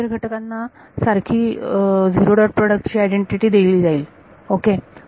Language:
Marathi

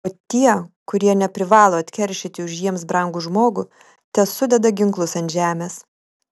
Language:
Lithuanian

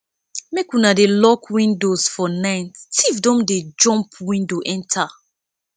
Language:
Nigerian Pidgin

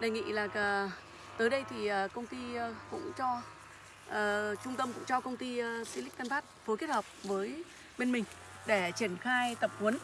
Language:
Vietnamese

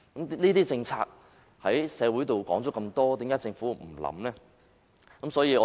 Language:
Cantonese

